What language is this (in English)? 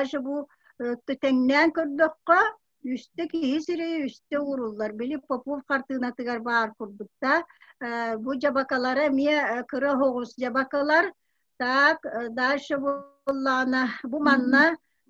Turkish